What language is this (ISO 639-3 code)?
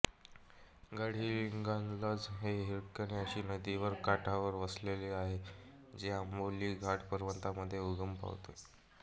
mar